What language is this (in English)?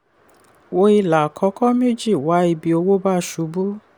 Yoruba